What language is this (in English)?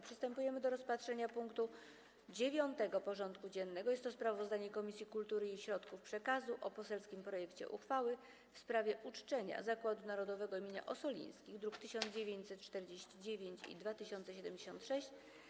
Polish